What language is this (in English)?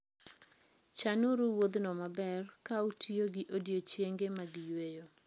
Luo (Kenya and Tanzania)